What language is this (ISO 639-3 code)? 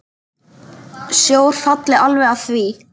isl